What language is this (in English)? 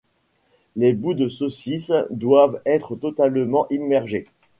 French